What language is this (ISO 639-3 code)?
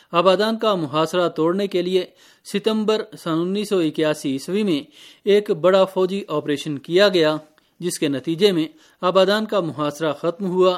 urd